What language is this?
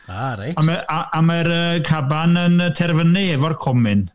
Welsh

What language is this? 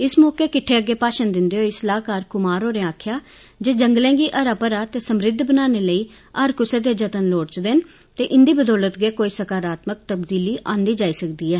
Dogri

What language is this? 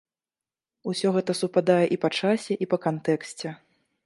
Belarusian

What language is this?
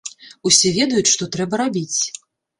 Belarusian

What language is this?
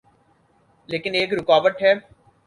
Urdu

